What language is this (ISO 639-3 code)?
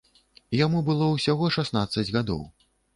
bel